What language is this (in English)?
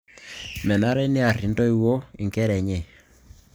Masai